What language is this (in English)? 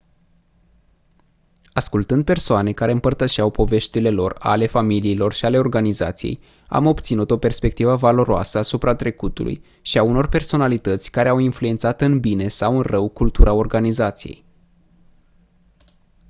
Romanian